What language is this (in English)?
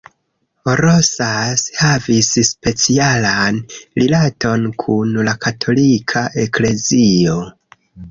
Esperanto